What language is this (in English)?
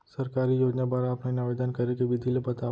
Chhattisgarhi